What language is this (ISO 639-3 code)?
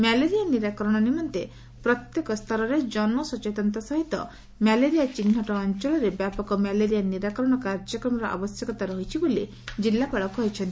ori